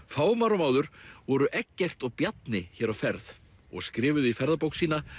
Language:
Icelandic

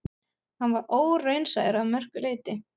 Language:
Icelandic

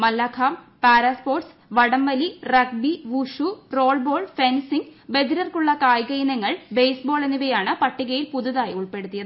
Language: Malayalam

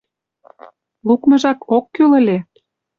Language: Mari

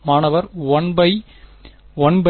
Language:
Tamil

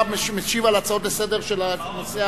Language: Hebrew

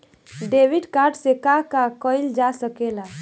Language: Bhojpuri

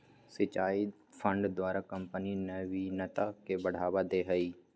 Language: Magahi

